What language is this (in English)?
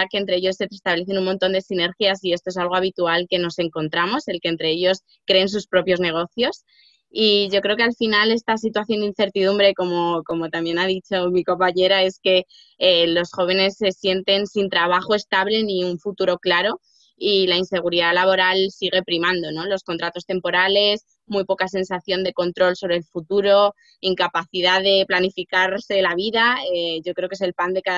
Spanish